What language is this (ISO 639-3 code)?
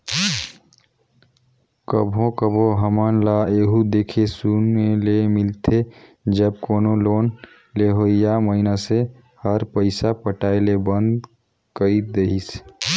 hne